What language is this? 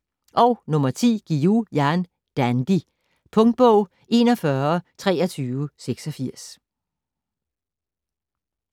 Danish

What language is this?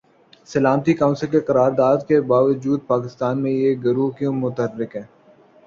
Urdu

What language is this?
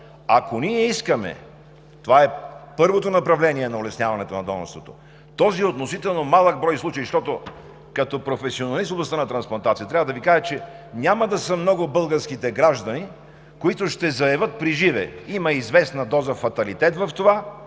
Bulgarian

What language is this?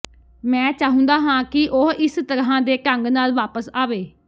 Punjabi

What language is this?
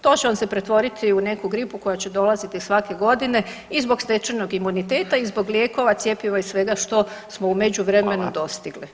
Croatian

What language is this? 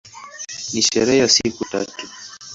Swahili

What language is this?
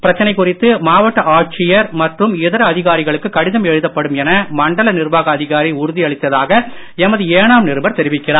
Tamil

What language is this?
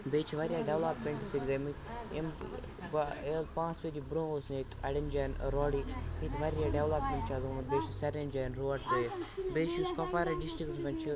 Kashmiri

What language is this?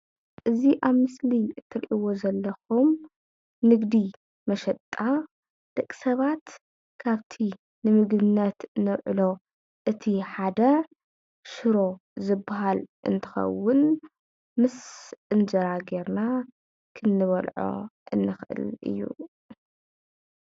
Tigrinya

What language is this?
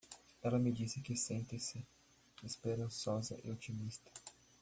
Portuguese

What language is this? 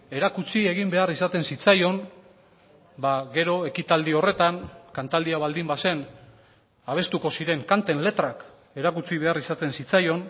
Basque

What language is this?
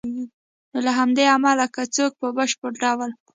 Pashto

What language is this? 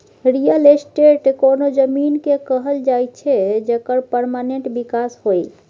Maithili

